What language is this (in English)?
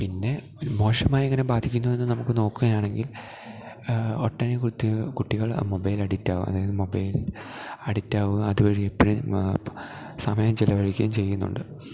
Malayalam